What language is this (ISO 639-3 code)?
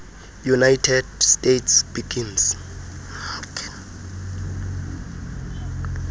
xho